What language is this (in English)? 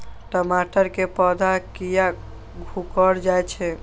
Maithili